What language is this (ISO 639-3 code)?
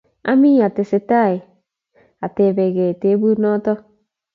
kln